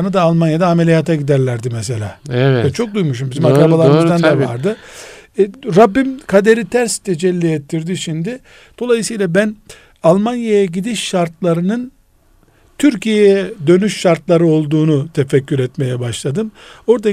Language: Turkish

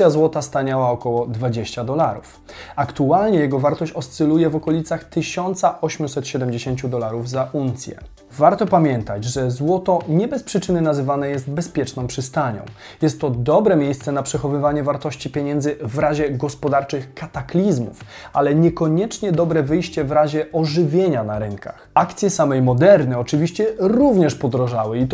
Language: Polish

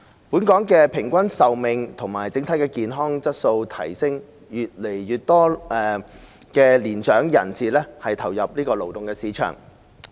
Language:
Cantonese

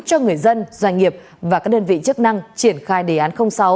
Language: Vietnamese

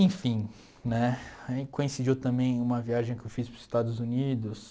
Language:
Portuguese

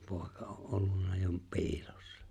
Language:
Finnish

